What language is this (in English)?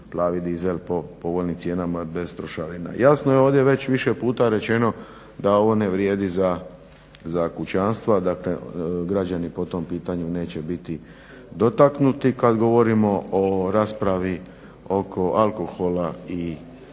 Croatian